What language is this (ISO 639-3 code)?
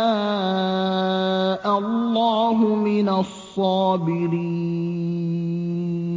ara